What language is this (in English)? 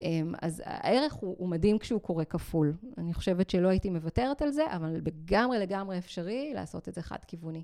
Hebrew